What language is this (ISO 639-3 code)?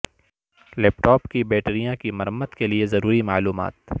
urd